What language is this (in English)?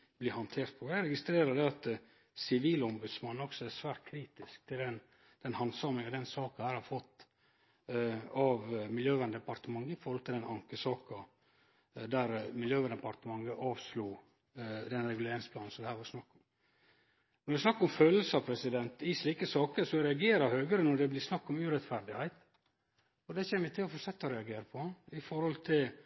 Norwegian Nynorsk